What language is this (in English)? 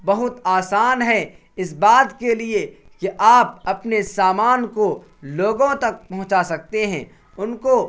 Urdu